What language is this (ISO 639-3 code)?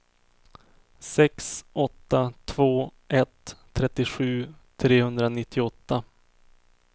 swe